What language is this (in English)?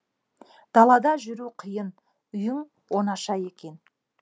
Kazakh